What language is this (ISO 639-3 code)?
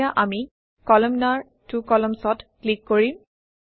asm